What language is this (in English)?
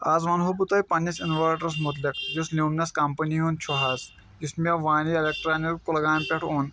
Kashmiri